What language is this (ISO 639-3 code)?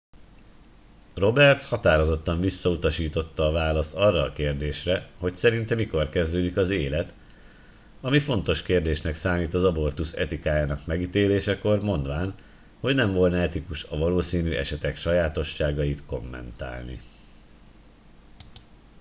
hun